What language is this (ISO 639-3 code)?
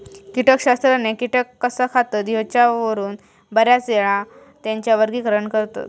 mar